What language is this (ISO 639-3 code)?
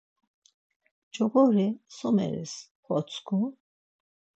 lzz